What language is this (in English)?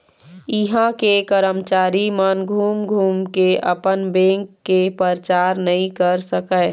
Chhattisgarhi